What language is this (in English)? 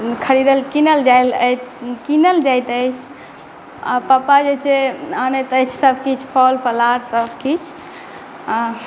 Maithili